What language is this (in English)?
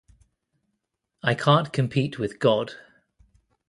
English